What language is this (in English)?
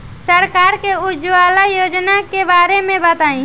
Bhojpuri